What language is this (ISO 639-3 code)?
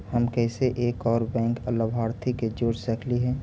mag